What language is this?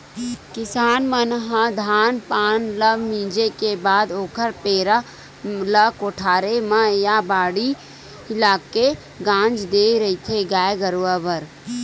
Chhattisgarhi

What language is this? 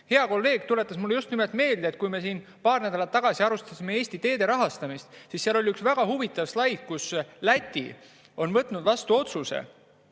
Estonian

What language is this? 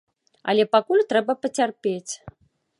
Belarusian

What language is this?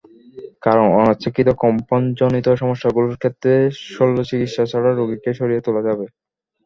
Bangla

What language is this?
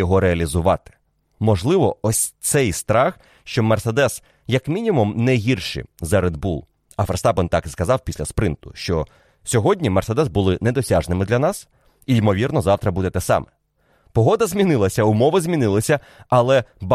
Ukrainian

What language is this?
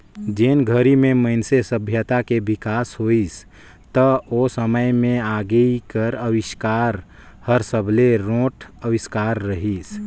Chhattisgarhi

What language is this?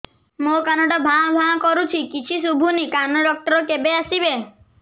Odia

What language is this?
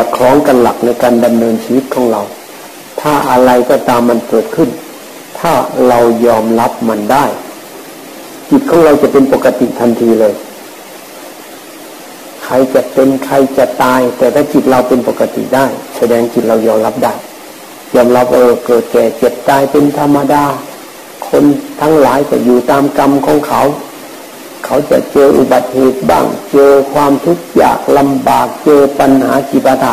Thai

